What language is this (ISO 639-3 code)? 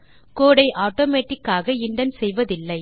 tam